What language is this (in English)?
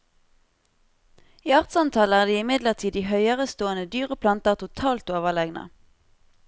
Norwegian